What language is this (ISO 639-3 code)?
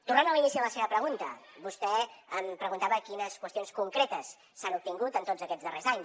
cat